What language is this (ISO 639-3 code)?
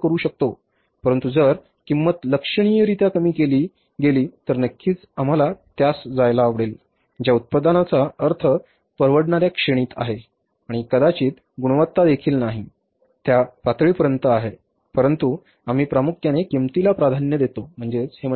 mar